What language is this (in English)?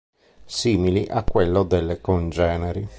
Italian